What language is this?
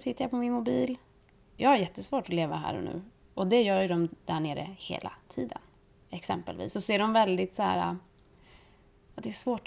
Swedish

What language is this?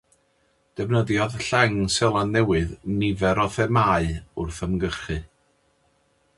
Welsh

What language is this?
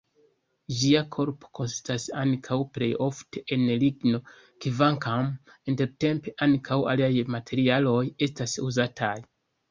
Esperanto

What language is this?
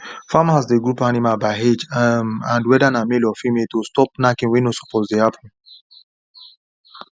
Nigerian Pidgin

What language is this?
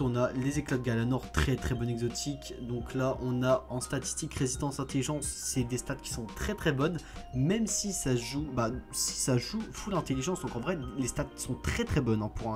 French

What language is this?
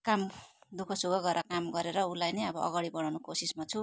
Nepali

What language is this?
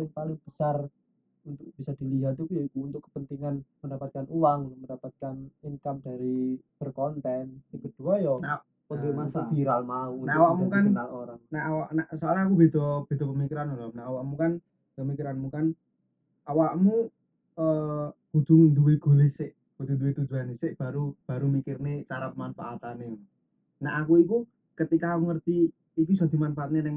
Indonesian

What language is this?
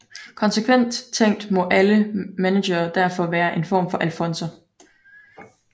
Danish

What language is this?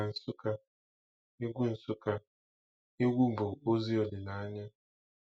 Igbo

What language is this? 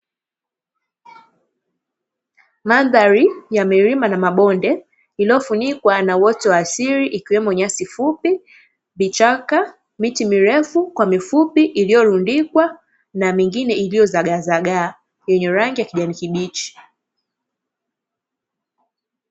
Swahili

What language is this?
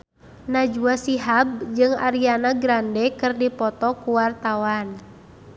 Sundanese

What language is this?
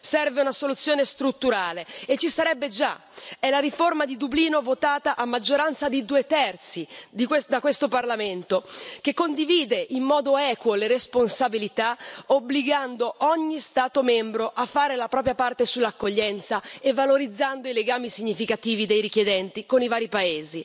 Italian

